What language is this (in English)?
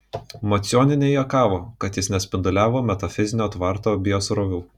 Lithuanian